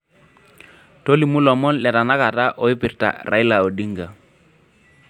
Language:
Masai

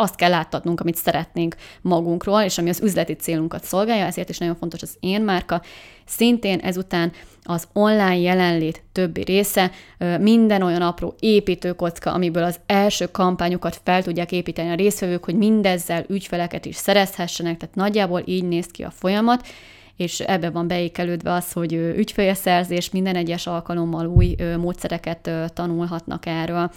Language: Hungarian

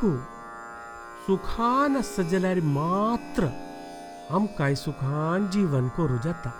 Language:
Marathi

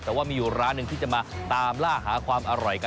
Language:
Thai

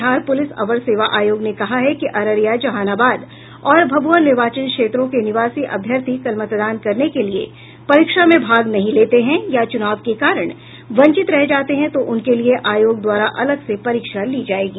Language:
Hindi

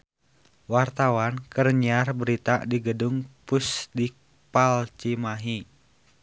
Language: Sundanese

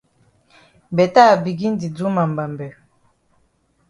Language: Cameroon Pidgin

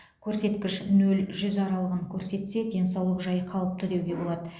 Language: Kazakh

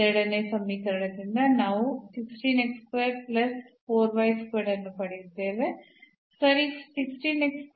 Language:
Kannada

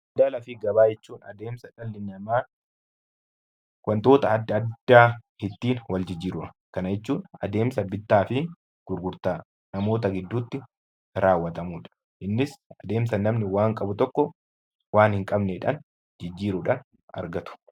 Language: Oromo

